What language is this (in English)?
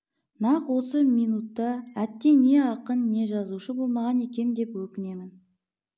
Kazakh